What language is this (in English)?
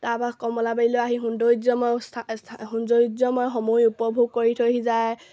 Assamese